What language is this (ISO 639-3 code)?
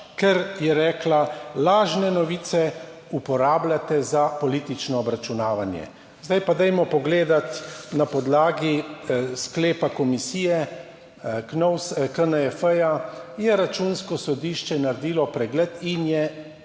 slv